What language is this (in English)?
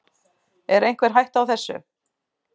Icelandic